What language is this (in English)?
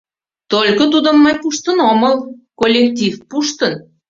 Mari